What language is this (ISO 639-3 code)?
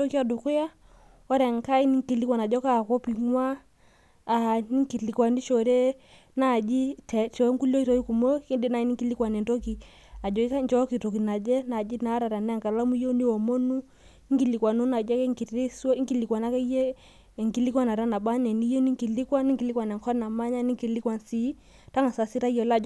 mas